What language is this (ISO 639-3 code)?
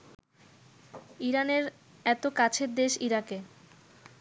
ben